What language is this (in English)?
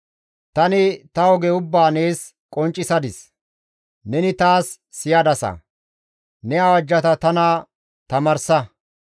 Gamo